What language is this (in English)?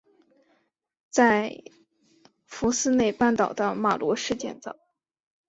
Chinese